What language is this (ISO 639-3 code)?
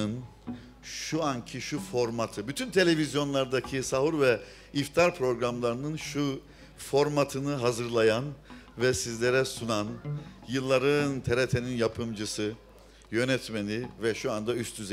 tur